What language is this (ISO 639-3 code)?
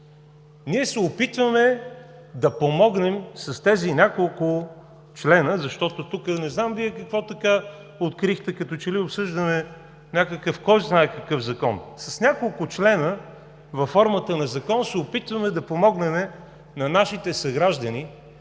bul